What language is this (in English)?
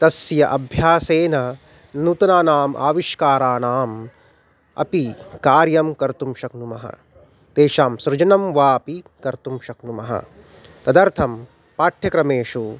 Sanskrit